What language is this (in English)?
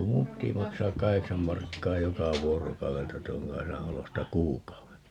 Finnish